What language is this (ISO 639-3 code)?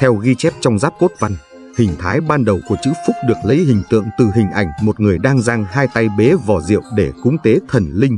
vie